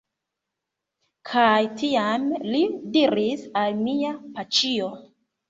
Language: Esperanto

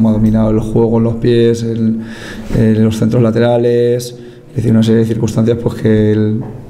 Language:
Spanish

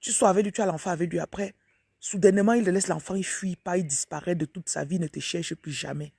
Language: French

